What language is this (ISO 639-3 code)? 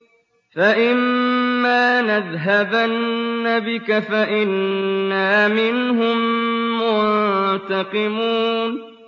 ara